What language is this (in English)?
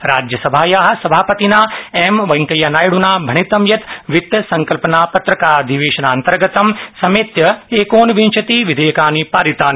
Sanskrit